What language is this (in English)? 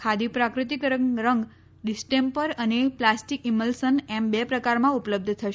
Gujarati